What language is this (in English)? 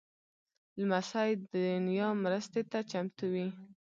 Pashto